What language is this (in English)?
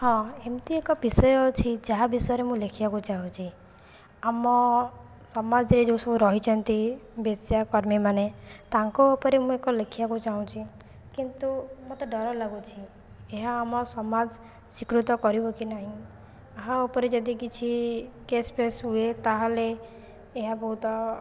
Odia